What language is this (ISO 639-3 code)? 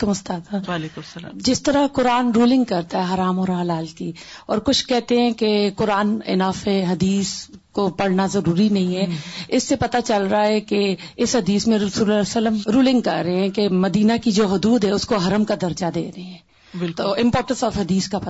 urd